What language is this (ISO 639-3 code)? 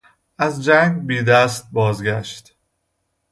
fas